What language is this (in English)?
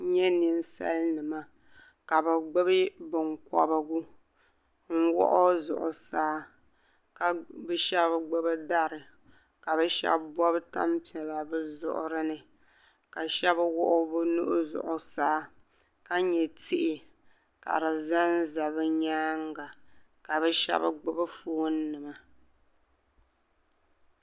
Dagbani